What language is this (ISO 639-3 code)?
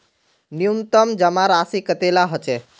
mag